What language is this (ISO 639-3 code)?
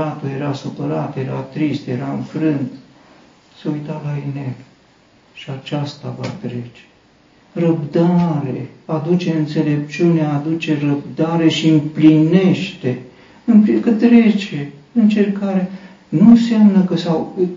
ron